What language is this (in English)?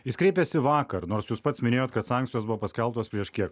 Lithuanian